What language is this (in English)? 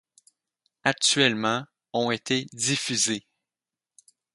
French